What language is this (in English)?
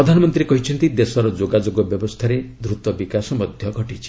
Odia